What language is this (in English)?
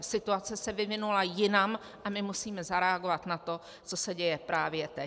Czech